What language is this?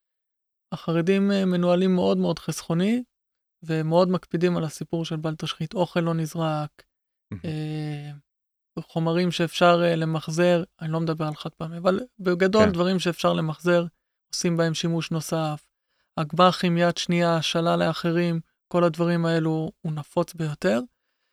Hebrew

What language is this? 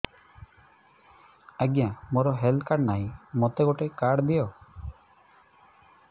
Odia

